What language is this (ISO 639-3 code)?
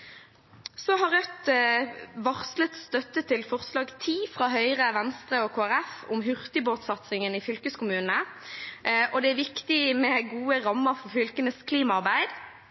nob